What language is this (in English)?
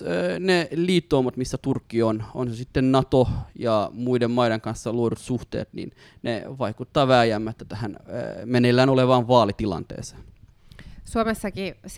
Finnish